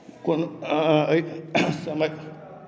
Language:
Maithili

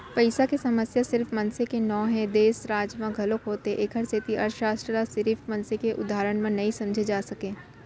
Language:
Chhattisgarhi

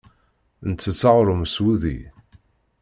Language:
Kabyle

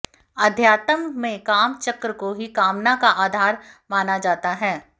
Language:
Hindi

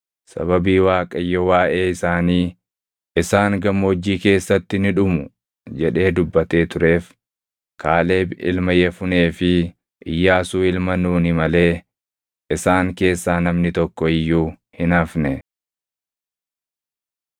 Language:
Oromo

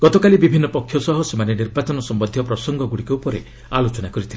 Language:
Odia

